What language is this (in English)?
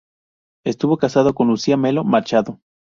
Spanish